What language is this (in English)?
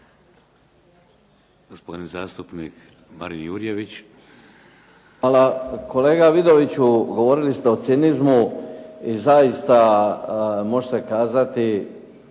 Croatian